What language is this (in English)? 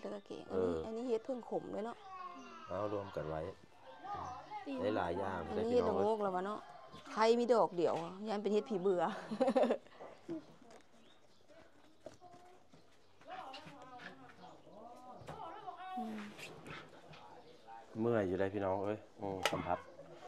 Thai